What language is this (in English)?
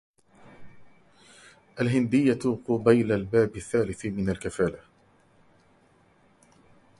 Arabic